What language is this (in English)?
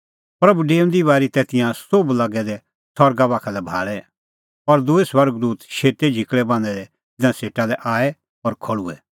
Kullu Pahari